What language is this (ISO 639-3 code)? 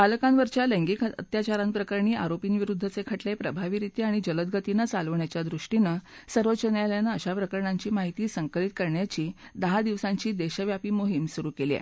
mar